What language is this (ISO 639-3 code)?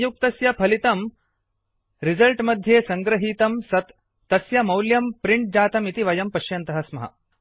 san